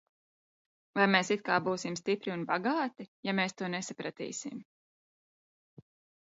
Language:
Latvian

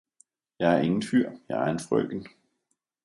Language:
Danish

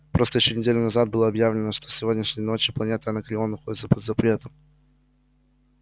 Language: Russian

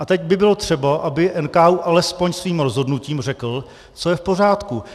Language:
Czech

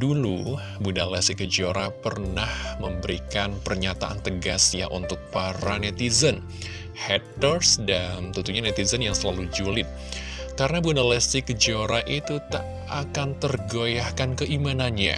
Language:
Indonesian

